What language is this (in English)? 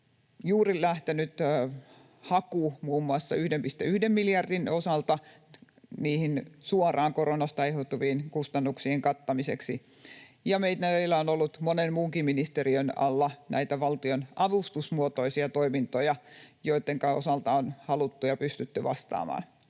Finnish